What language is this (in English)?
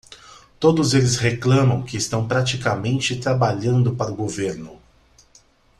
Portuguese